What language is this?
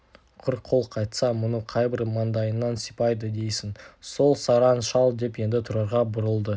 Kazakh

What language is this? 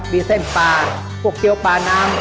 Thai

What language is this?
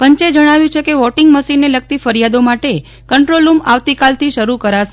Gujarati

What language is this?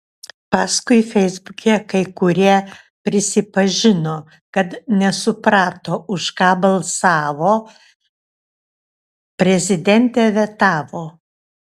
Lithuanian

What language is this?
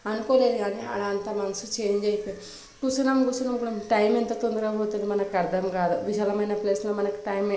Telugu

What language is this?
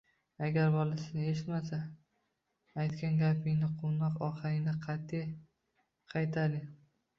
Uzbek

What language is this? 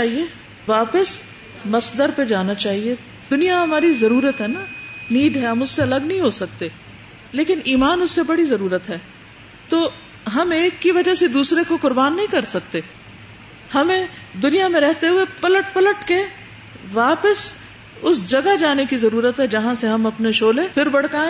Urdu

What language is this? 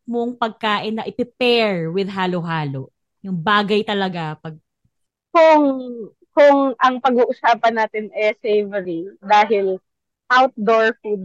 Filipino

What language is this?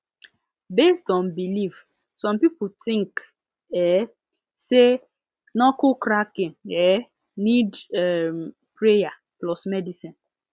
Nigerian Pidgin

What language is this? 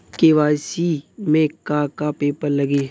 Bhojpuri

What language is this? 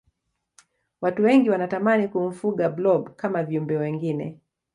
Swahili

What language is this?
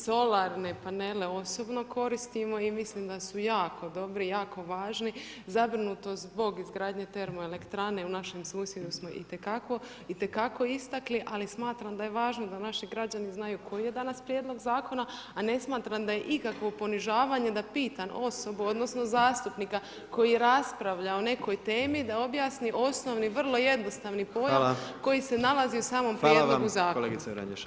Croatian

